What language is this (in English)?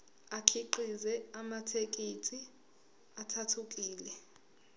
Zulu